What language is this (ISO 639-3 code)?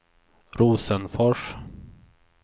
swe